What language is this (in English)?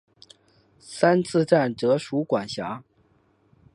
Chinese